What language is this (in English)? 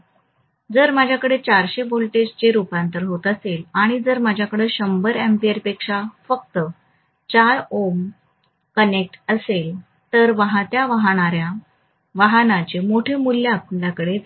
Marathi